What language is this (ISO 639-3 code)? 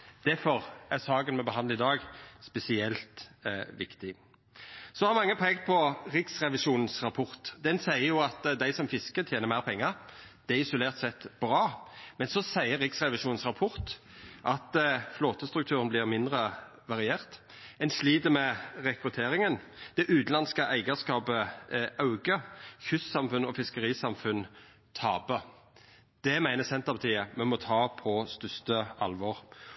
nno